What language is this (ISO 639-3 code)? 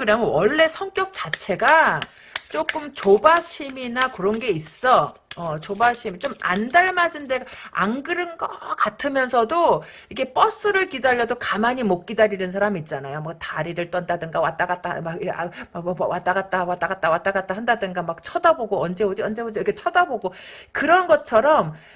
kor